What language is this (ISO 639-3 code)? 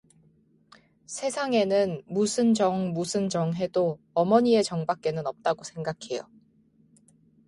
kor